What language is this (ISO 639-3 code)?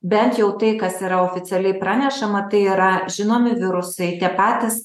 lit